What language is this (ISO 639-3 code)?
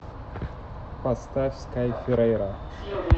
rus